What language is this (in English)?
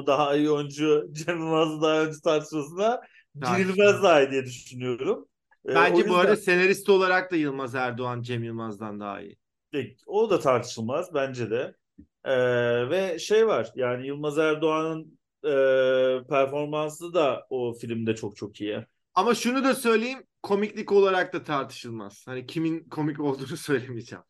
Turkish